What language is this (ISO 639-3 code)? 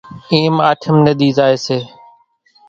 gjk